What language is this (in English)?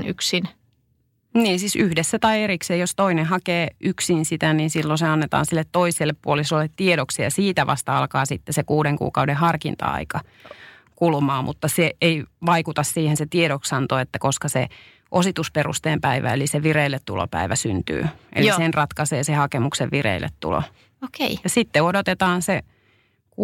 Finnish